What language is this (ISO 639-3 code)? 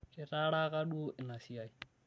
mas